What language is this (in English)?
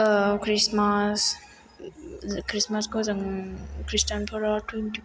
Bodo